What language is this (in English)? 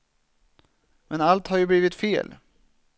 Swedish